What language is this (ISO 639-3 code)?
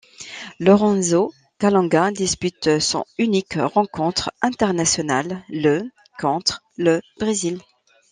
fra